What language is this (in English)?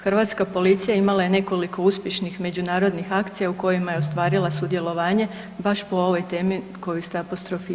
Croatian